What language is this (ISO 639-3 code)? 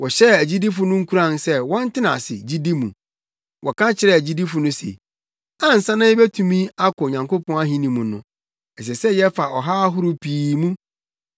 aka